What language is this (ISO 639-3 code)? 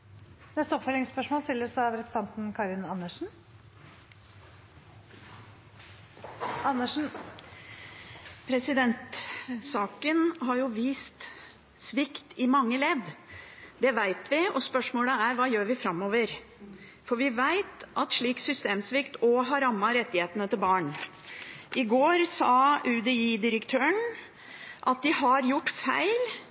nor